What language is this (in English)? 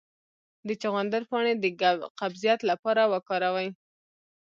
Pashto